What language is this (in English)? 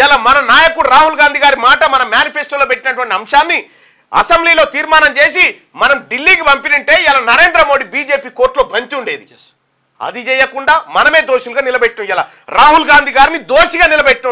Telugu